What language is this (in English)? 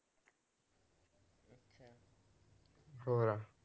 Punjabi